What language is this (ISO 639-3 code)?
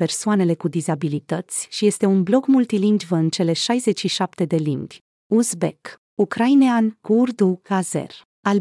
ron